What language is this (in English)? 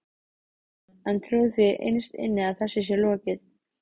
Icelandic